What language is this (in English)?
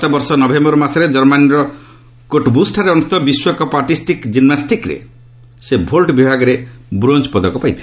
Odia